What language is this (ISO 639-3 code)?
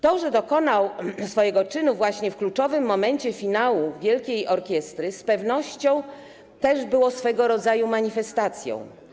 pol